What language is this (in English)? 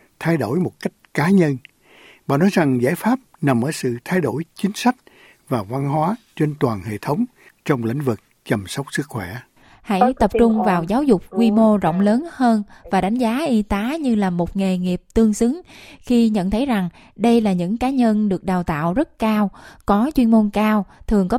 Vietnamese